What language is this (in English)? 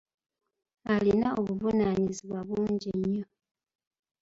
Ganda